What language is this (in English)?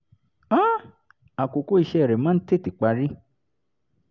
Yoruba